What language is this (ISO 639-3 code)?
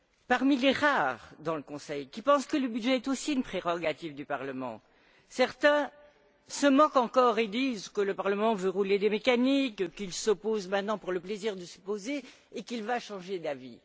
fra